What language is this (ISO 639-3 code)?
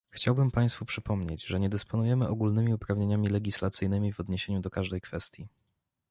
pol